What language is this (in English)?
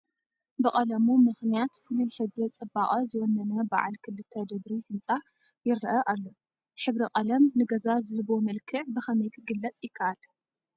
Tigrinya